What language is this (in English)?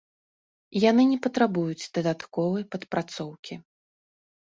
Belarusian